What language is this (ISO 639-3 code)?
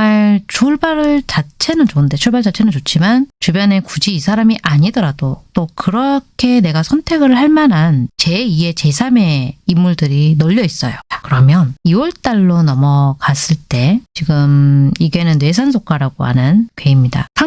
kor